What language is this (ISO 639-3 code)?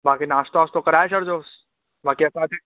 snd